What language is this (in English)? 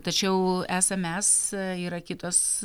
Lithuanian